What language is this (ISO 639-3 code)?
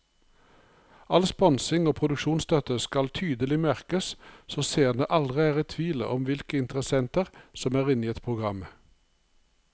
nor